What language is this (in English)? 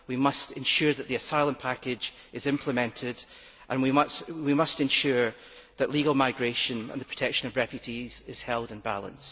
English